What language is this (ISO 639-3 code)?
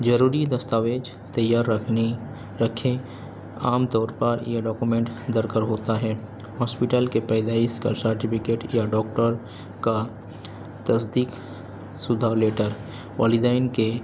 urd